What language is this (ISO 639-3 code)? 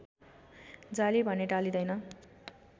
nep